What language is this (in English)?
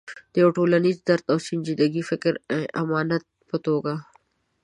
Pashto